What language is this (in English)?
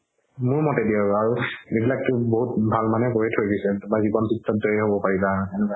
Assamese